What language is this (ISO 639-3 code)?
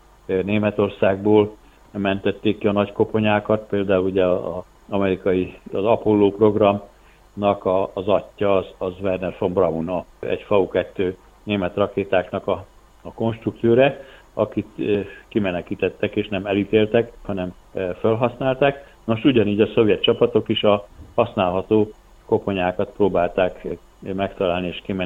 hun